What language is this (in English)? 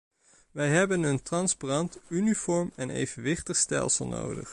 Dutch